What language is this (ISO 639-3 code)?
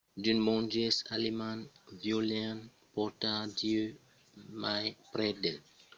oci